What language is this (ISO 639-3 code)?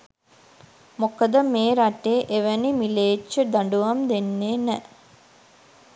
sin